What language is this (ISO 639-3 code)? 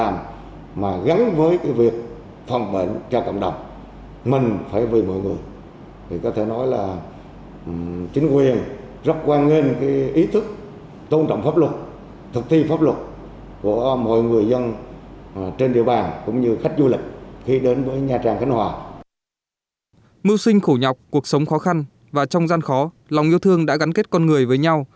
vie